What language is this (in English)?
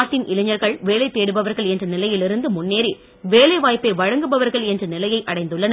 Tamil